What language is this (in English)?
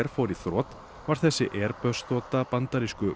Icelandic